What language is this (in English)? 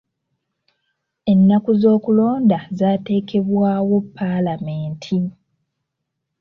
Ganda